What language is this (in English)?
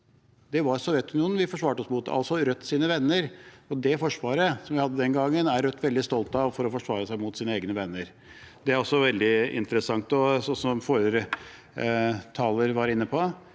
Norwegian